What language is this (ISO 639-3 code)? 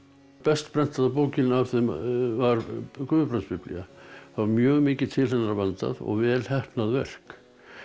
isl